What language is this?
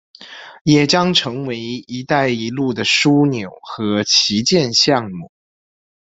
Chinese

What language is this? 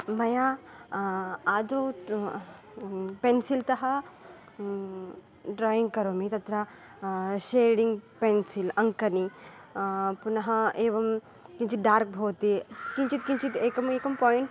Sanskrit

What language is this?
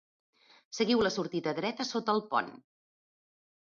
Catalan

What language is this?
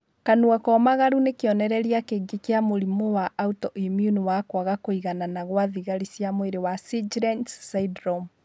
Kikuyu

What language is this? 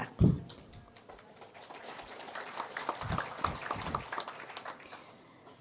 Indonesian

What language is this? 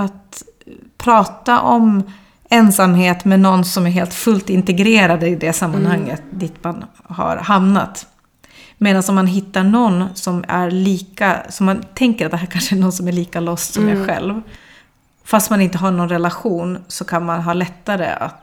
Swedish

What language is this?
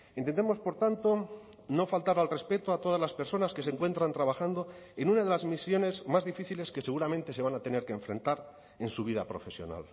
Spanish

